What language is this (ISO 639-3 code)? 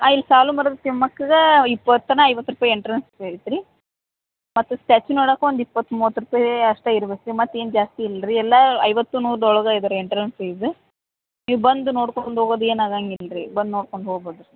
kan